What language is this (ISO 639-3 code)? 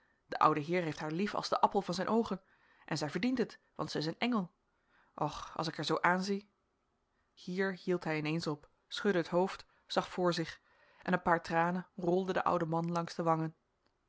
nld